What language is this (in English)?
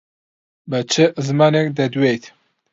Central Kurdish